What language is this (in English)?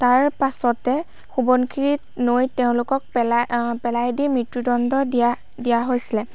Assamese